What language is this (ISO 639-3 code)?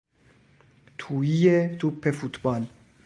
fas